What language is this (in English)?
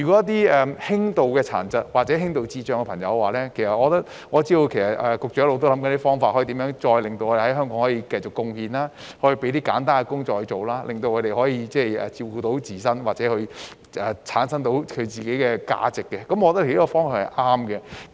Cantonese